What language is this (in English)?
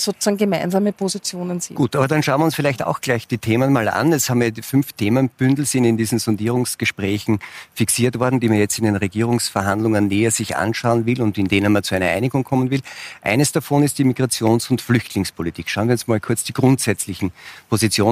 German